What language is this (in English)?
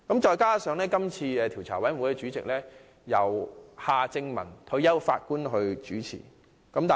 Cantonese